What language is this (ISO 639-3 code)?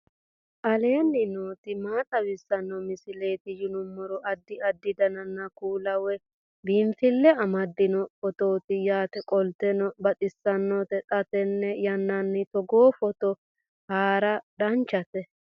sid